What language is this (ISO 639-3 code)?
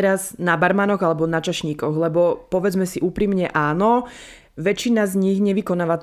slk